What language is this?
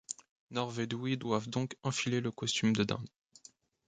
French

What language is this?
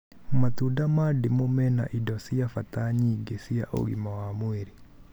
Kikuyu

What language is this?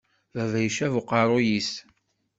Kabyle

